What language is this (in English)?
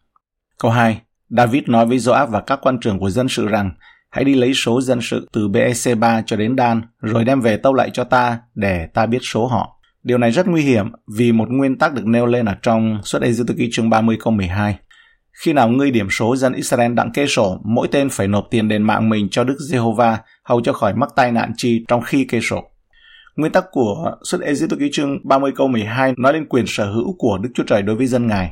Vietnamese